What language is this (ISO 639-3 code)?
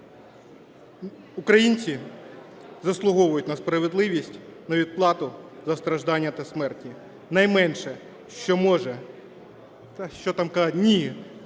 ukr